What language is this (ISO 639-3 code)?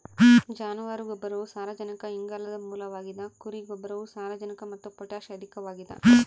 kan